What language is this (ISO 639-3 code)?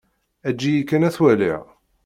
kab